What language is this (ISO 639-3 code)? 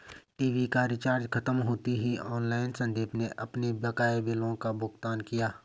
hin